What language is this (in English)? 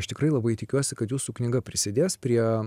Lithuanian